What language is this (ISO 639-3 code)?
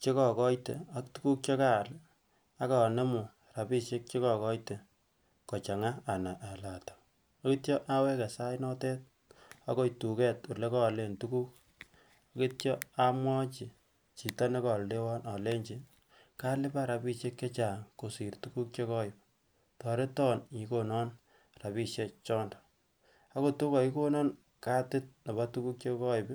kln